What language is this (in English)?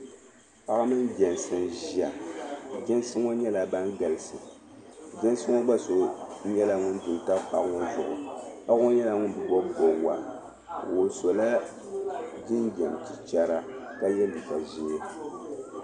Dagbani